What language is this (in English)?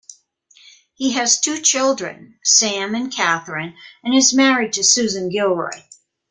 English